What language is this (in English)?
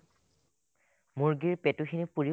Assamese